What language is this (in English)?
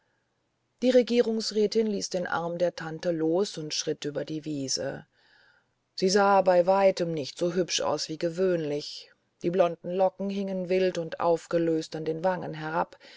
German